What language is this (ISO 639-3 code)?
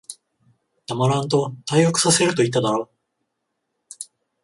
jpn